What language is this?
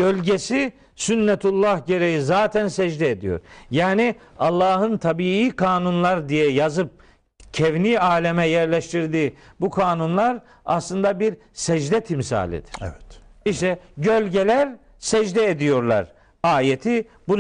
Turkish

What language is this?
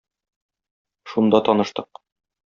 Tatar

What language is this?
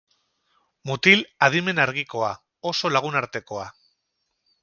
Basque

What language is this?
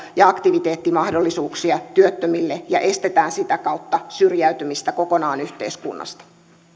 Finnish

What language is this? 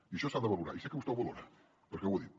Catalan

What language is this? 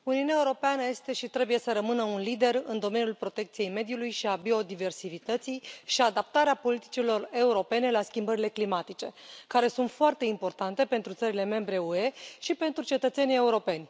Romanian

